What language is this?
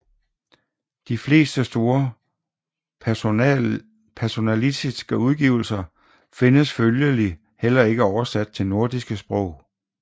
Danish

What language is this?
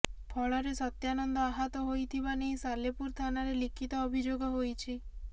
Odia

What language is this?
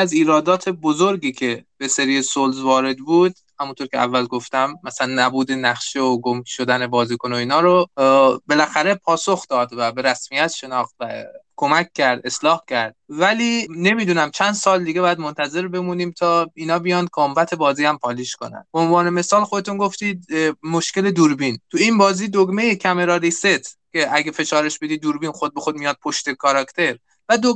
Persian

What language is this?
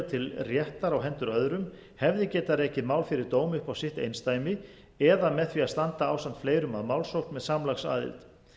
Icelandic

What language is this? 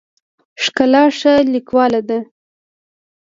Pashto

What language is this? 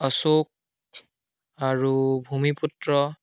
Assamese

